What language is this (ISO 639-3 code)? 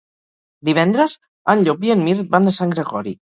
cat